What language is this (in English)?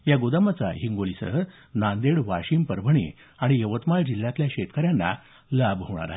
Marathi